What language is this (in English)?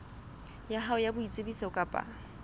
Southern Sotho